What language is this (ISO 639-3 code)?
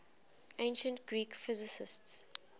eng